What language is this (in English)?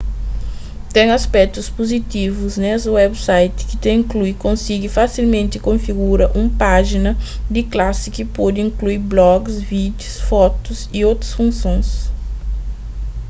Kabuverdianu